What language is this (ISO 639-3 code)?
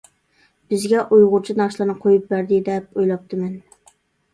uig